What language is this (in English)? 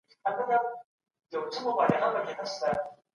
Pashto